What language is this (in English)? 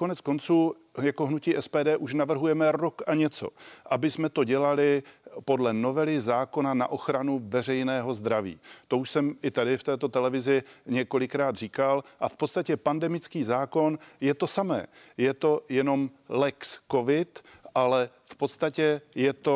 Czech